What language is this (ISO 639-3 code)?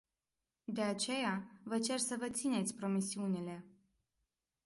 ron